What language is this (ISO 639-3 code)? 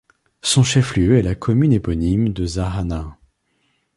fra